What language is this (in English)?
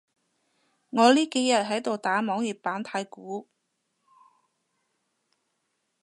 Cantonese